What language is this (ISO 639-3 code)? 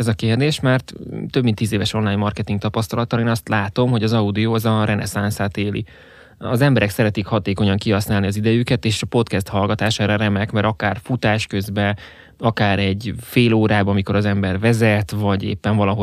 hun